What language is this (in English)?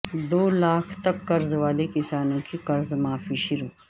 Urdu